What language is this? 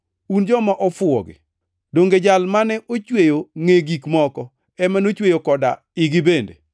Luo (Kenya and Tanzania)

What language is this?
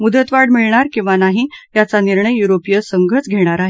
Marathi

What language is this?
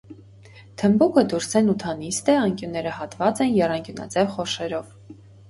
Armenian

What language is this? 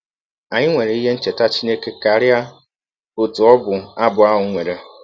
Igbo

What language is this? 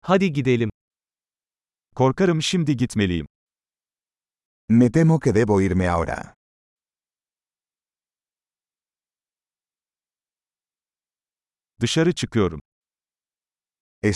Turkish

